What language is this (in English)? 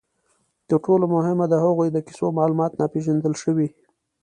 Pashto